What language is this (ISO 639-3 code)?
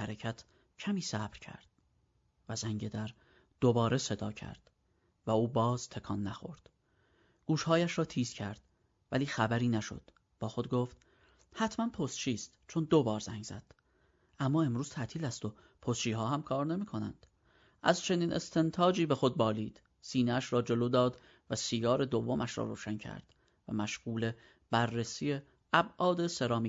fas